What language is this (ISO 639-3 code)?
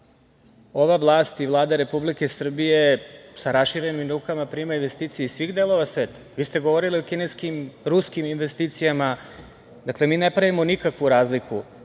srp